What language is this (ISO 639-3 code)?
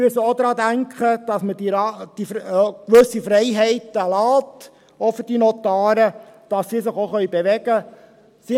gsw